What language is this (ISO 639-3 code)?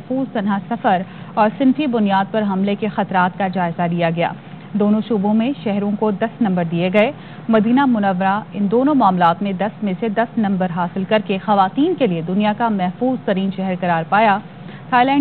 hin